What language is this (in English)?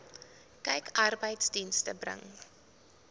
Afrikaans